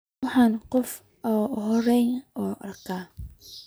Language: Somali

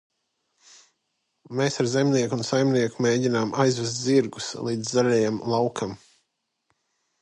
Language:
Latvian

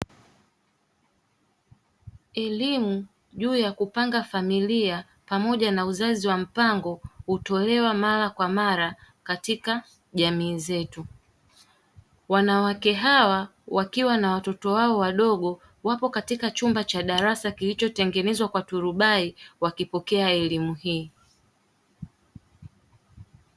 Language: Swahili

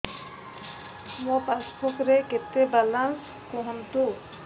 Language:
Odia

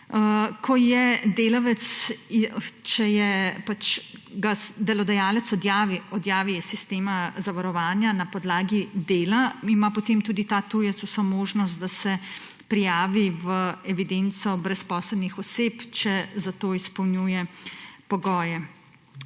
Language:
Slovenian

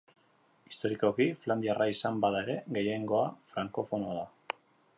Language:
Basque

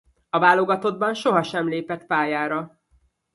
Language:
Hungarian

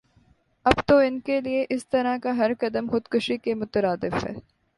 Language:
Urdu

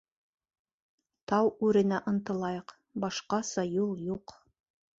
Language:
Bashkir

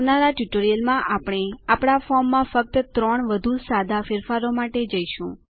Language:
Gujarati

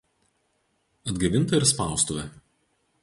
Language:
Lithuanian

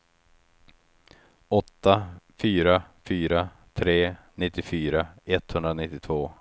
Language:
Swedish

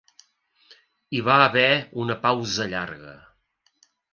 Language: Catalan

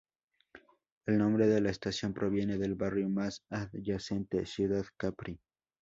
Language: Spanish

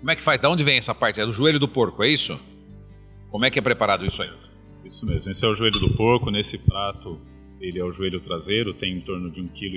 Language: Portuguese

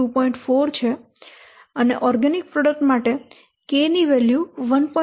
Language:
Gujarati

